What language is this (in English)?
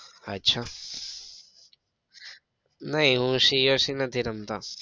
Gujarati